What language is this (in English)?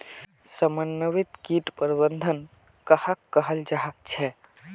Magahi